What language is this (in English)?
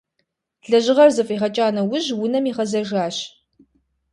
Kabardian